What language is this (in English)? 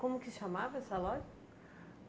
Portuguese